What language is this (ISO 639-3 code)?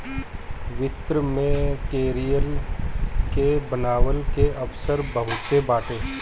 bho